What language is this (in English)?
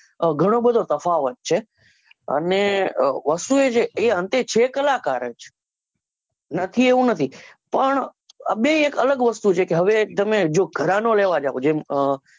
Gujarati